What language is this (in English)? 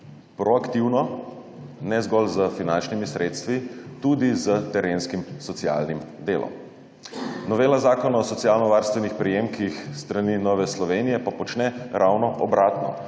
Slovenian